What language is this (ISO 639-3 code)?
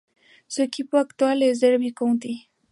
spa